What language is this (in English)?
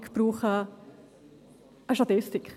Swiss German